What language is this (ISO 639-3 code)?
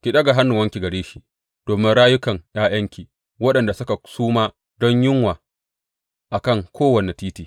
hau